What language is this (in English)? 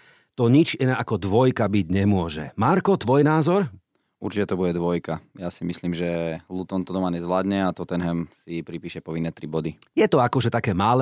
Slovak